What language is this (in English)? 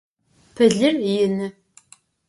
Adyghe